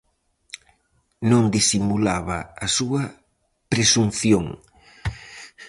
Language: Galician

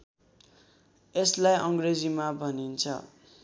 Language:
Nepali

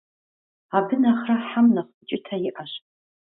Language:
Kabardian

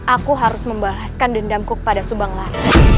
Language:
Indonesian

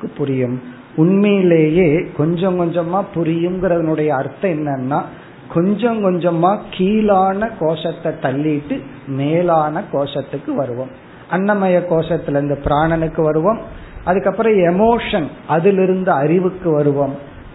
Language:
Tamil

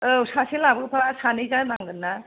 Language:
Bodo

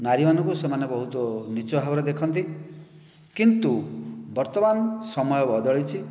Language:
Odia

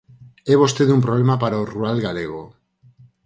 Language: Galician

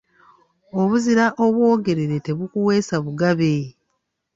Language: Ganda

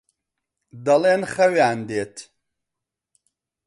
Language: Central Kurdish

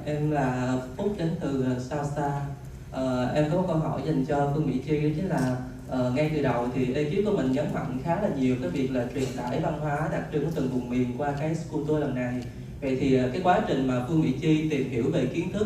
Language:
Vietnamese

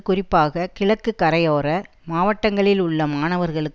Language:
Tamil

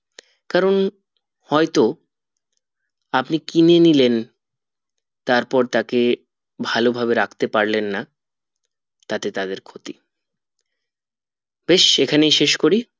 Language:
Bangla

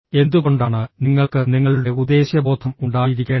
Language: Malayalam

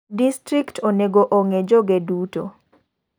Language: Luo (Kenya and Tanzania)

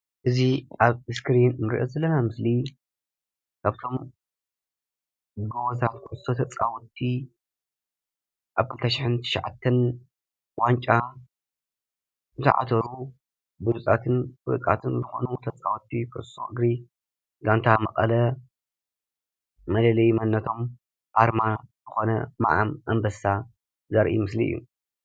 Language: Tigrinya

